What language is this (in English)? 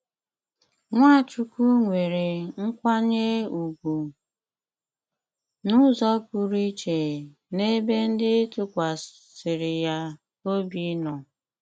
Igbo